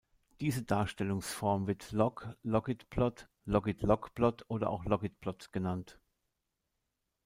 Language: German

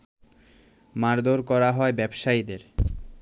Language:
Bangla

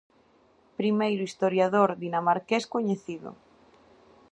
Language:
Galician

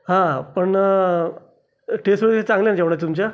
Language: Marathi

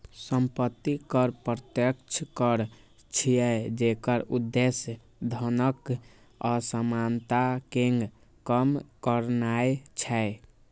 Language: Maithili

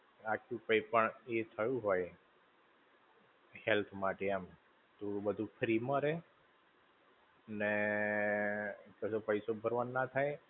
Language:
Gujarati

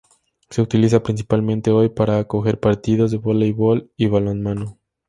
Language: Spanish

